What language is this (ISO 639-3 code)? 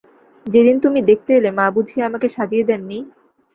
ben